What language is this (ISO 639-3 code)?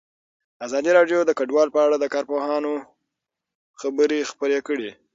pus